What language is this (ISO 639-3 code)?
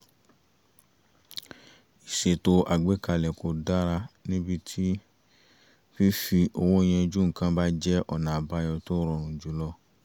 yor